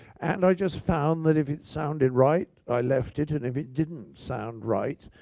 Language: English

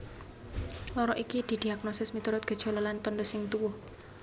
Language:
Javanese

